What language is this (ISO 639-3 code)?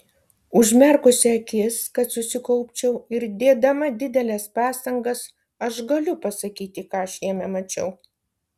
lit